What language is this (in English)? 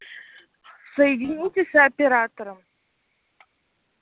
Russian